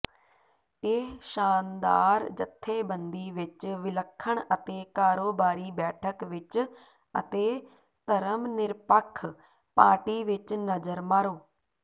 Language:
Punjabi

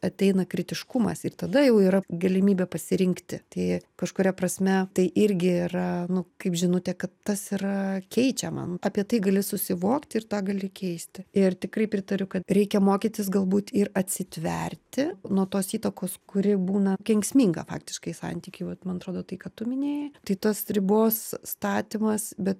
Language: Lithuanian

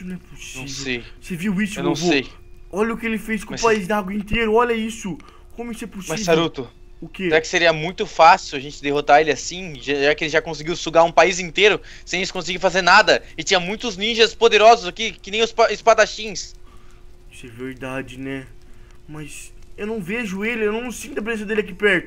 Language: Portuguese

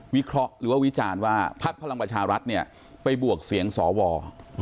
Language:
Thai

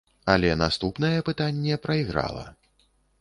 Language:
Belarusian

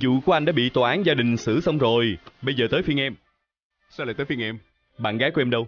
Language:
Vietnamese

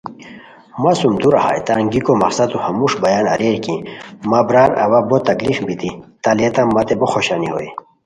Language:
Khowar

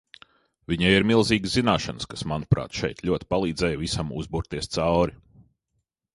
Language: Latvian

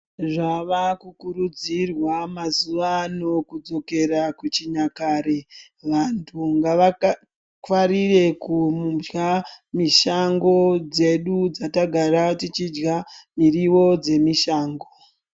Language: Ndau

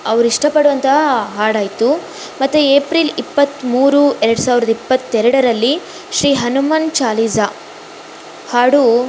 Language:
Kannada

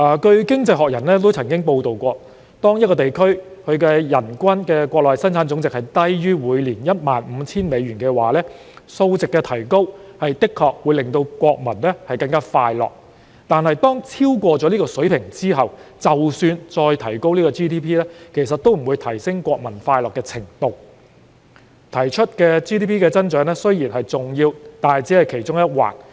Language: Cantonese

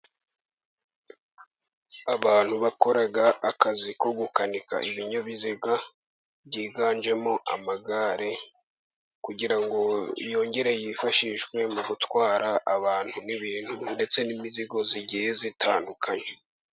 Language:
Kinyarwanda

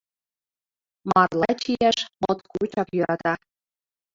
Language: Mari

